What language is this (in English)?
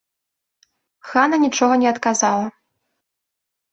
Belarusian